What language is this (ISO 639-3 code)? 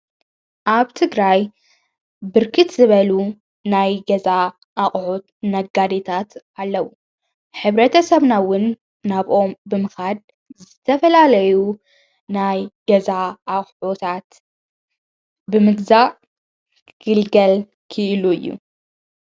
tir